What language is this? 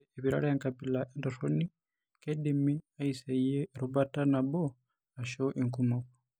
Masai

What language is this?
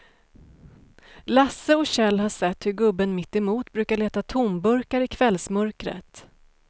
Swedish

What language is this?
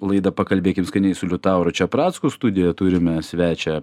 Lithuanian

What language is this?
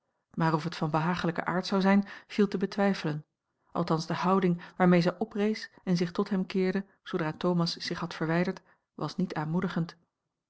Dutch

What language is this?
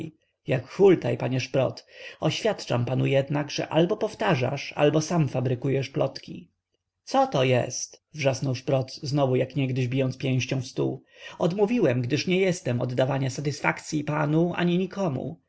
Polish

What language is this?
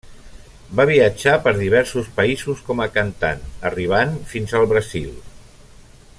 Catalan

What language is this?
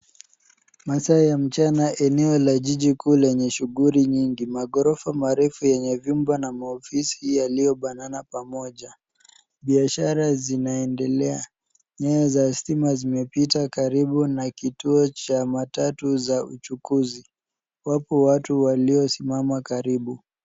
Swahili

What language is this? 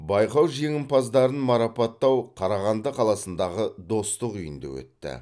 Kazakh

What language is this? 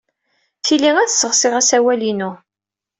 Kabyle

